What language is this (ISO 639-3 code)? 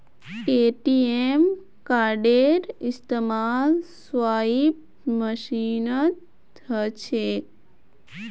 mag